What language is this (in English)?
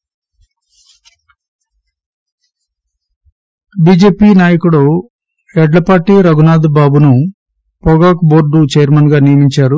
Telugu